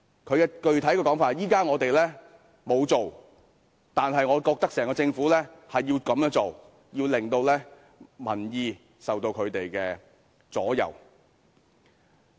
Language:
Cantonese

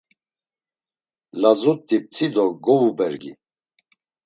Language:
Laz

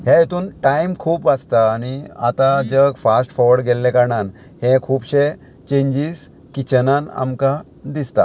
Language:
Konkani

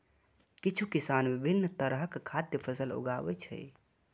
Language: Maithili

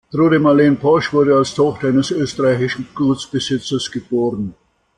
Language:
German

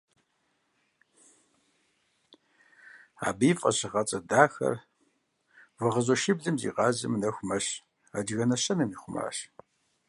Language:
Kabardian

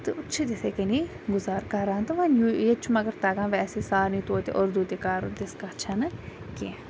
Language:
Kashmiri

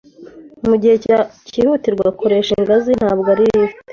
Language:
Kinyarwanda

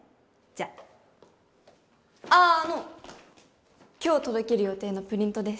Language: Japanese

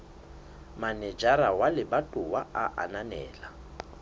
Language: Southern Sotho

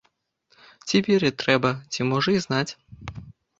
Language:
Belarusian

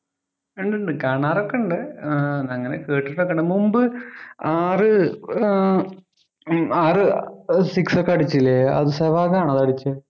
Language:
Malayalam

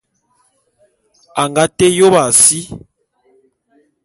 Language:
Bulu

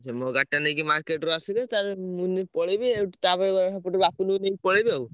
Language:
Odia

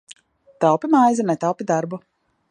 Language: Latvian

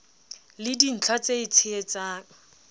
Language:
Southern Sotho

